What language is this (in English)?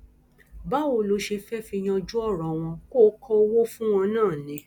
Yoruba